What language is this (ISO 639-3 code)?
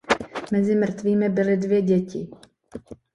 ces